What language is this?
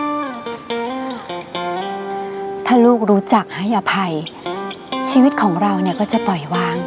Thai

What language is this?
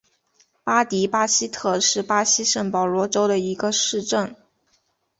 Chinese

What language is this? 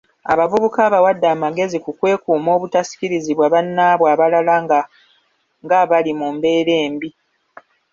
Ganda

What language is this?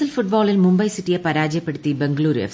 Malayalam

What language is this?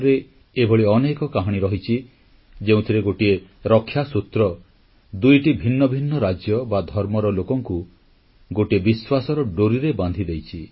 Odia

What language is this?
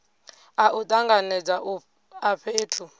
Venda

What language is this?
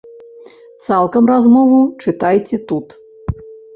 Belarusian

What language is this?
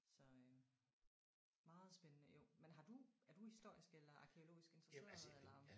Danish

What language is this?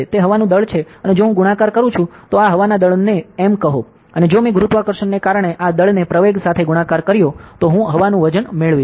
Gujarati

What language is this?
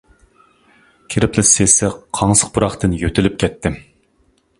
Uyghur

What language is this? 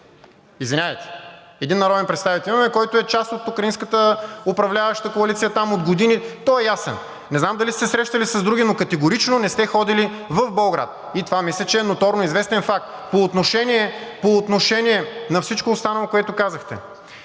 Bulgarian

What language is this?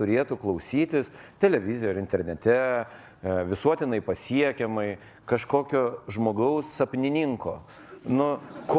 Lithuanian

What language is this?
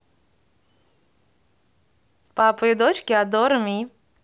Russian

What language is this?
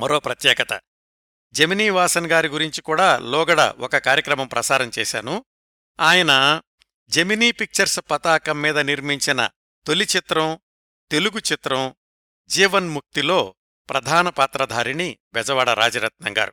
Telugu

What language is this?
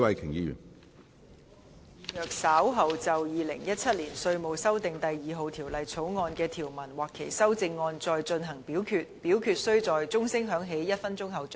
Cantonese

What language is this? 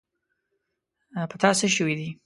Pashto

